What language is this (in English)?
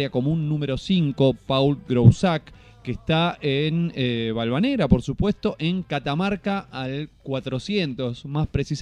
Spanish